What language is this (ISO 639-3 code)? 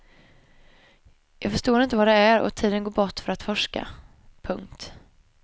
swe